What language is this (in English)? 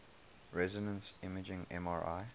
English